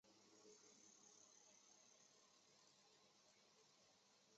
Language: Chinese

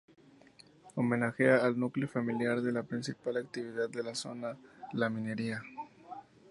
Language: Spanish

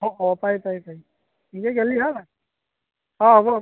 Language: Assamese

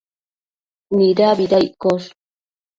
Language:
Matsés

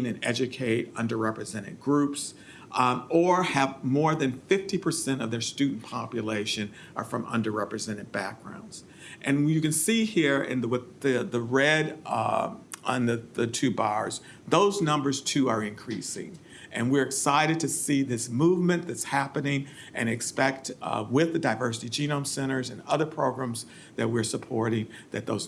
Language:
English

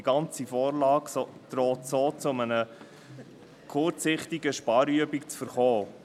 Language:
Swiss German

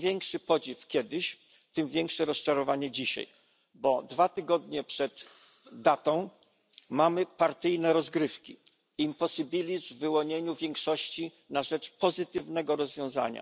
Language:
Polish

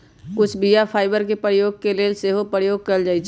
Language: Magahi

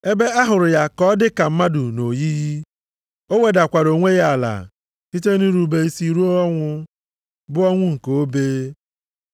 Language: Igbo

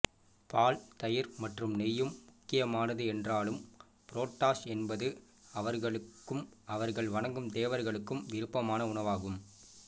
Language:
Tamil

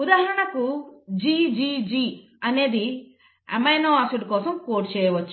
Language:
Telugu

